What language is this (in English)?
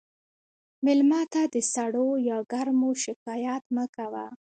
Pashto